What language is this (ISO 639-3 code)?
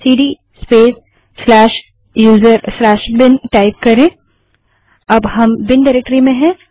hin